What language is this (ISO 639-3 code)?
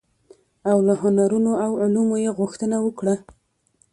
pus